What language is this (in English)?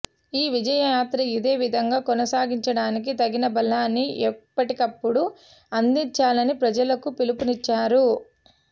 Telugu